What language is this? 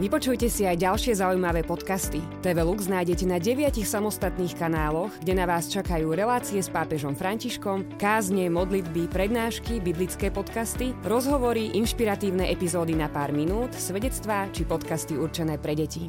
Slovak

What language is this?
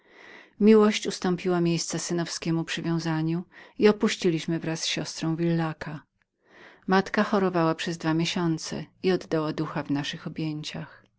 Polish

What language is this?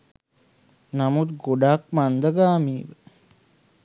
Sinhala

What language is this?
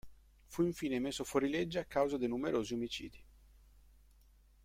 Italian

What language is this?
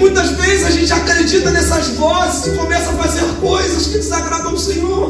Portuguese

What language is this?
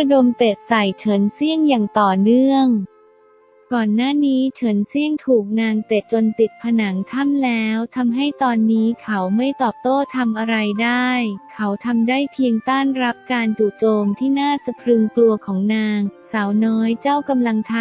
Thai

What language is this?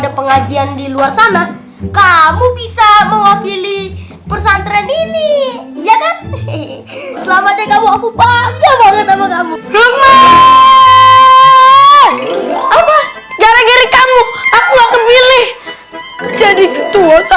Indonesian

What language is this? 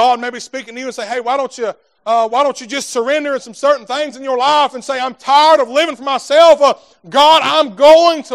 English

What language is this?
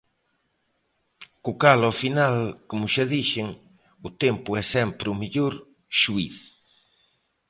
Galician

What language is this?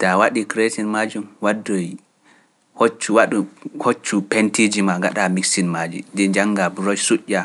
Pular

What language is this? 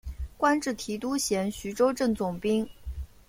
Chinese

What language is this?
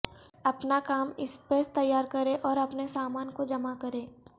Urdu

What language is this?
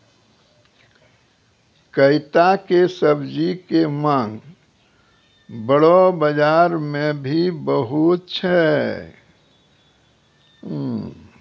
Maithili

